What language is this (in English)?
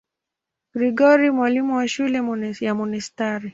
Swahili